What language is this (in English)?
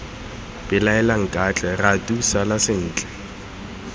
Tswana